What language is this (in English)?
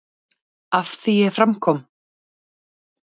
Icelandic